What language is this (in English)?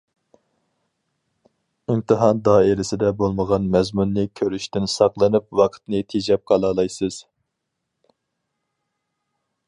Uyghur